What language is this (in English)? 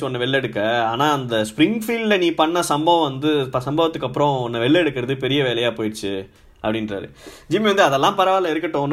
Tamil